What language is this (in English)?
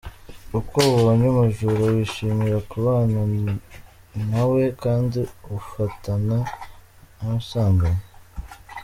Kinyarwanda